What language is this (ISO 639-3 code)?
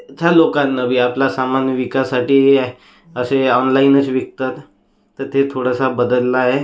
mar